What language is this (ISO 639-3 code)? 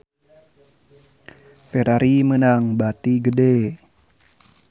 sun